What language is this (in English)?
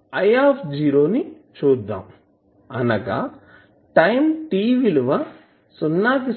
Telugu